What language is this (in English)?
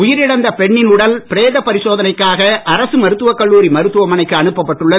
Tamil